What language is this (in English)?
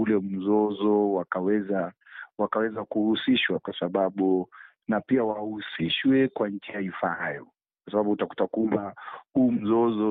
Swahili